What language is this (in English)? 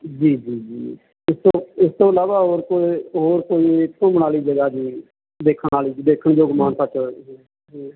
Punjabi